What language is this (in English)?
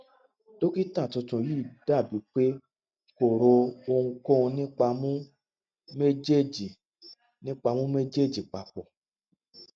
Yoruba